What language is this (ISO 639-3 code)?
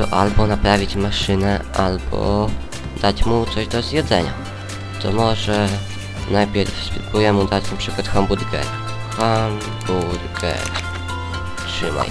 pol